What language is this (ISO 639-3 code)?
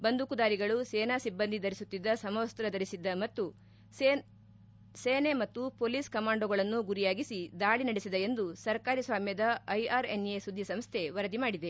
kan